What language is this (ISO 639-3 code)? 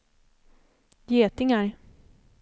swe